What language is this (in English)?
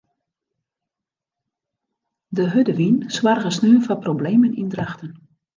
Western Frisian